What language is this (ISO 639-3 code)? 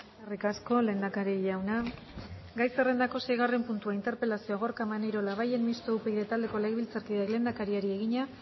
eus